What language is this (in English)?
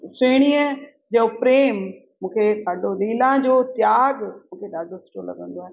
Sindhi